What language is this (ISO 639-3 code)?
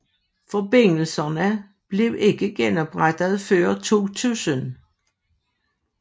dan